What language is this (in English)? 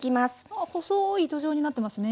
Japanese